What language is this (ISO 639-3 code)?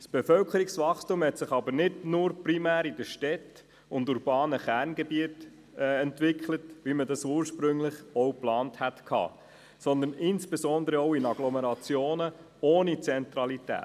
gsw